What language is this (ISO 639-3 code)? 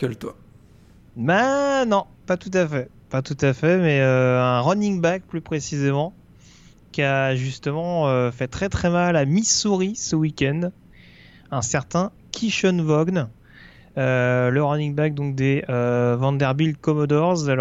fra